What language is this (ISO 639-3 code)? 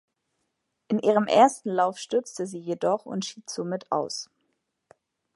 deu